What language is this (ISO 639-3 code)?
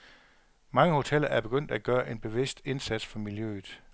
dan